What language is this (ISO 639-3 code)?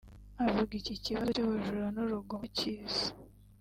kin